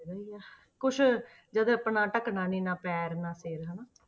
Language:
Punjabi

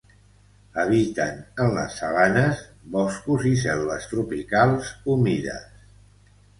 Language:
Catalan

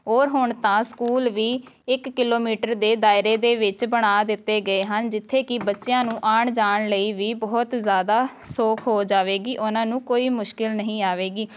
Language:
Punjabi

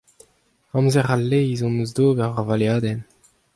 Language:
Breton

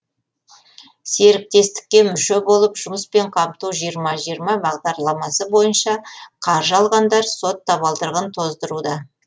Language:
Kazakh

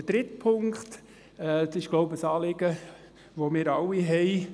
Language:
Swiss German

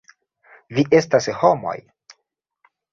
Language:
Esperanto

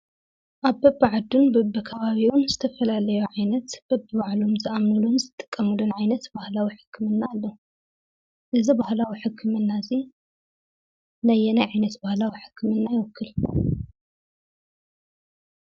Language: Tigrinya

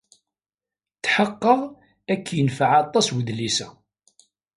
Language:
Kabyle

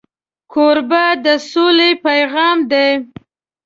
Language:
Pashto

